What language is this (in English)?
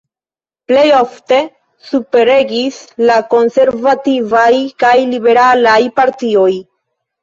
Esperanto